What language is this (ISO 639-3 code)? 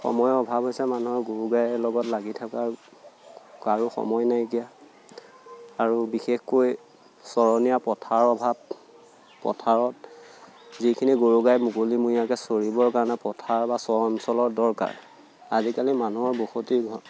asm